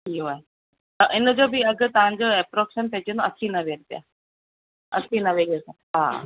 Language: Sindhi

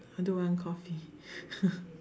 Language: English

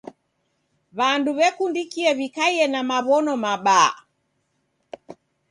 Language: Taita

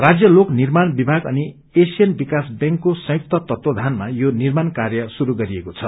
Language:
Nepali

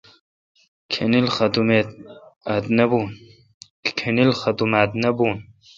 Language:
Kalkoti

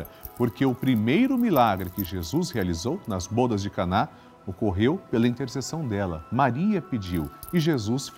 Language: Portuguese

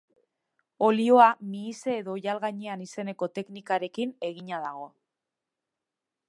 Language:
Basque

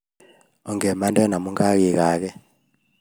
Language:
Kalenjin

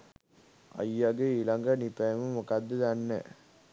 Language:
Sinhala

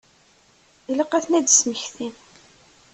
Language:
Kabyle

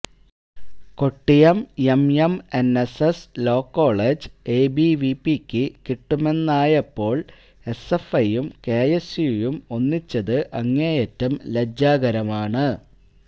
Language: Malayalam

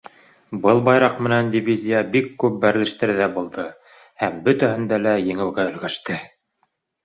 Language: Bashkir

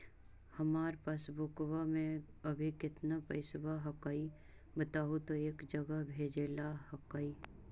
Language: Magahi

